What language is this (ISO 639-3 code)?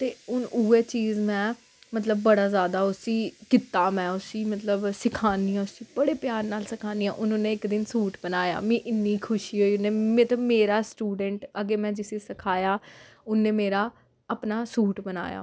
doi